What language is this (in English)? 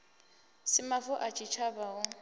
Venda